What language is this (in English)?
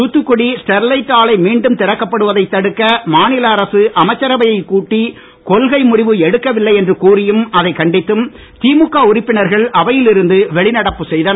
Tamil